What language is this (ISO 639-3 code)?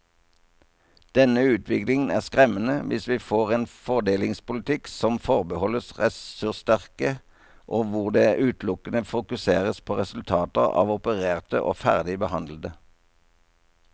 nor